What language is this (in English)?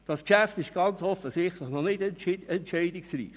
Swiss German